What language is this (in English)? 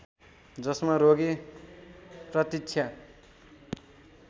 Nepali